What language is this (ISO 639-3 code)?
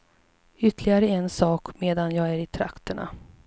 swe